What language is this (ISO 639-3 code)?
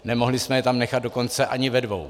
ces